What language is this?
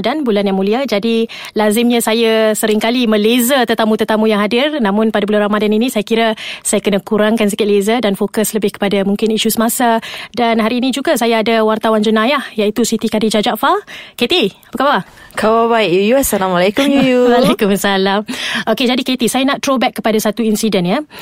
Malay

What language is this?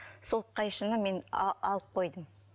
Kazakh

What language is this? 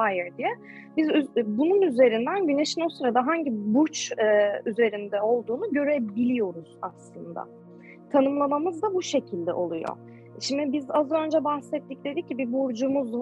Turkish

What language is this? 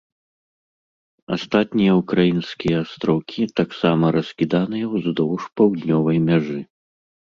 Belarusian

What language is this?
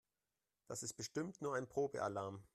German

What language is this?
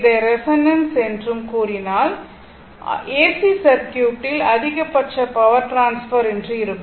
Tamil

